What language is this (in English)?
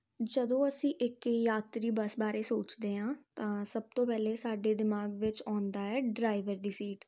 Punjabi